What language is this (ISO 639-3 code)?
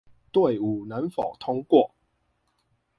zho